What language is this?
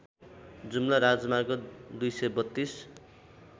Nepali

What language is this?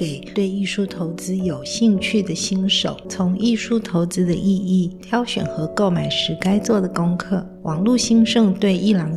Chinese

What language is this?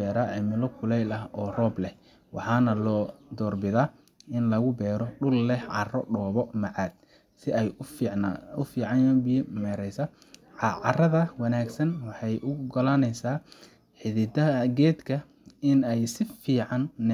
Somali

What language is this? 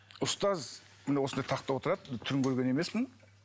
Kazakh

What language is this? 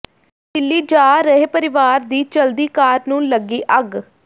Punjabi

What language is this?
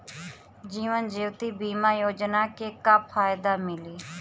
Bhojpuri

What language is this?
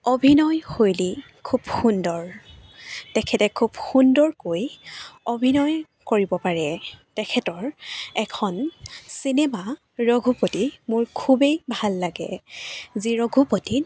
Assamese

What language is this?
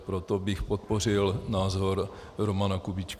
Czech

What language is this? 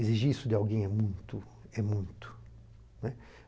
Portuguese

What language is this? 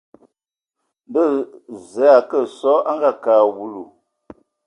Ewondo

